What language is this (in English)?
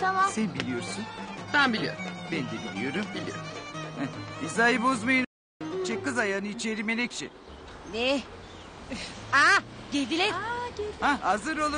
Turkish